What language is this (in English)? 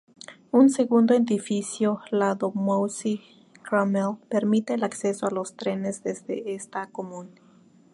Spanish